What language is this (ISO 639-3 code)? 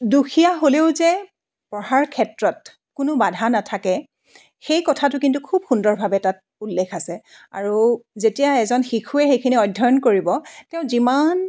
asm